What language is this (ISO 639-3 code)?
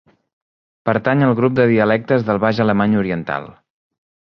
cat